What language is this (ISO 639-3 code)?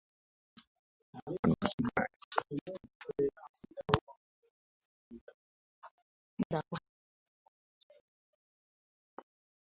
lug